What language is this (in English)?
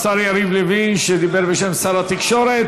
Hebrew